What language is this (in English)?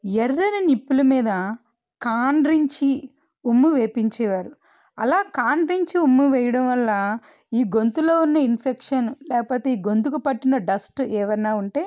Telugu